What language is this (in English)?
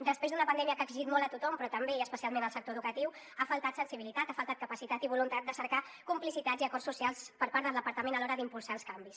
Catalan